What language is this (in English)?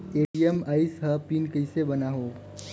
Chhattisgarhi